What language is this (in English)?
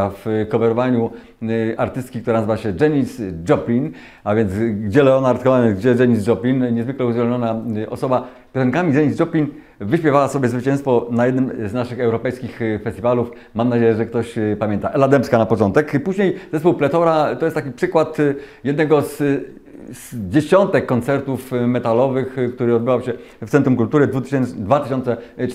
Polish